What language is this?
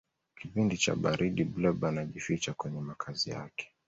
Swahili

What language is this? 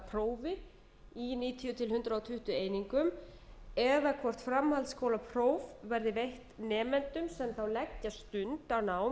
Icelandic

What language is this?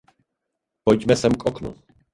Czech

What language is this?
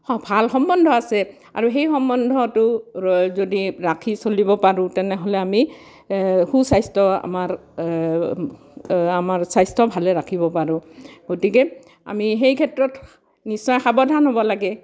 Assamese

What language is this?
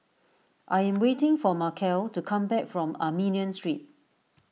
English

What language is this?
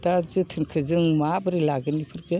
Bodo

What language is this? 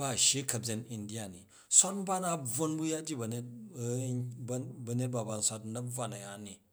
Jju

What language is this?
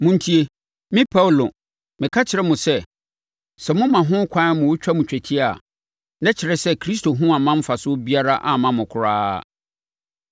Akan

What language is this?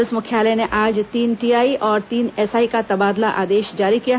Hindi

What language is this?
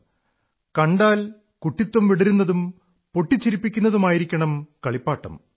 Malayalam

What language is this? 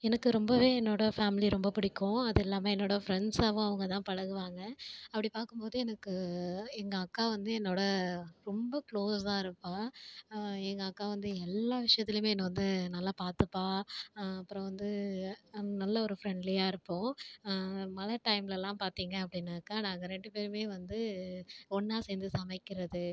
Tamil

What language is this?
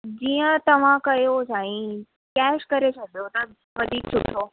Sindhi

